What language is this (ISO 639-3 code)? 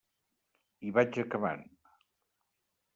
cat